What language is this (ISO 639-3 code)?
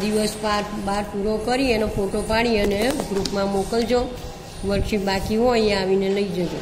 hin